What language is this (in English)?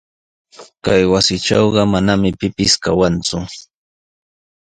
Sihuas Ancash Quechua